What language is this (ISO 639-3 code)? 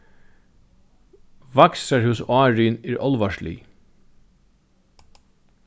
fao